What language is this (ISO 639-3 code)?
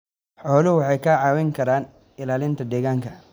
som